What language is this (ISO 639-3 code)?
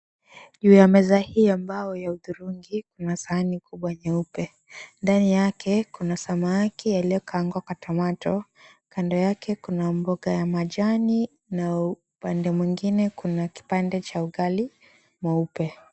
swa